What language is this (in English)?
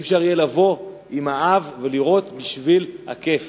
Hebrew